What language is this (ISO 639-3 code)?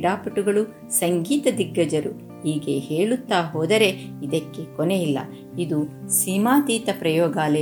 kan